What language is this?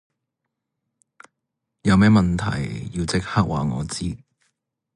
Cantonese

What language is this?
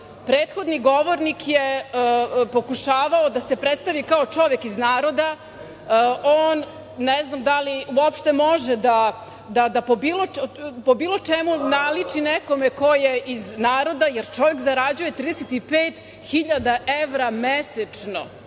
Serbian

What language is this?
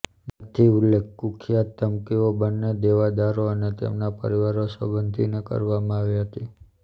Gujarati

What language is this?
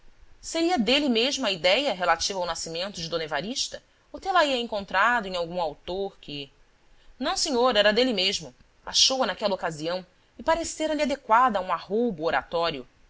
Portuguese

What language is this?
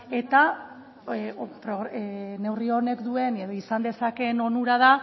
Basque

